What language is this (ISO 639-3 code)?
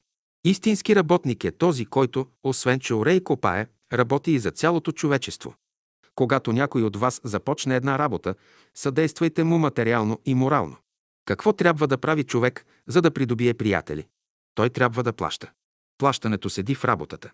bul